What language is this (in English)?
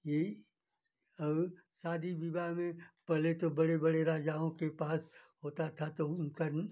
Hindi